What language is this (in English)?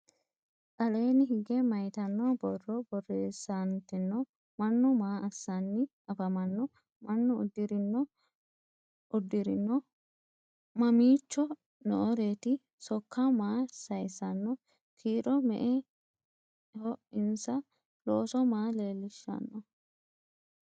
Sidamo